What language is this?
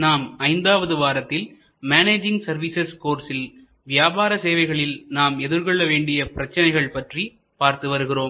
Tamil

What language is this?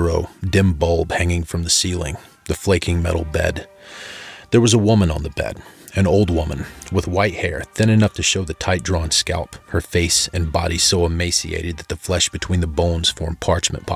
English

